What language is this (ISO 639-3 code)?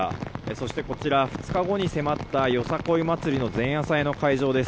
jpn